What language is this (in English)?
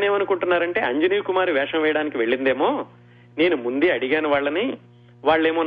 Telugu